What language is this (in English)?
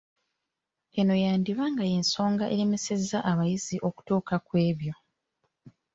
Ganda